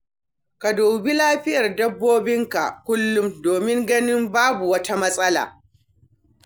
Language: Hausa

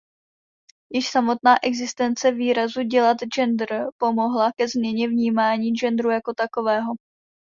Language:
Czech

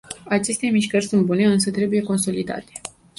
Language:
Romanian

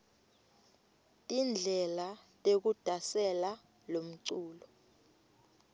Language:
Swati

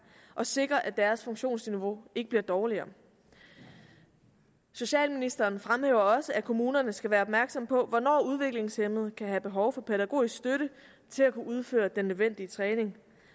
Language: Danish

